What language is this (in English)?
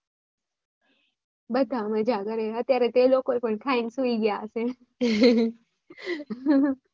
Gujarati